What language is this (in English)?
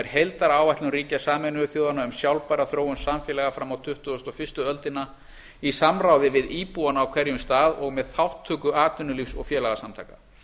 Icelandic